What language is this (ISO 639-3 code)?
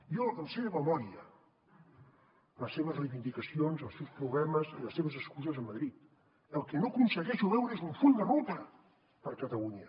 cat